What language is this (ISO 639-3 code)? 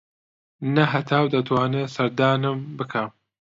ckb